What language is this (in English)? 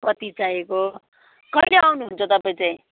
Nepali